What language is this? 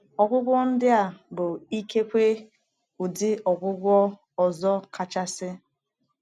Igbo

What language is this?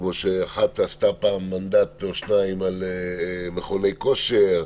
Hebrew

